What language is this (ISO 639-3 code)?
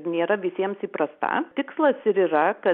lit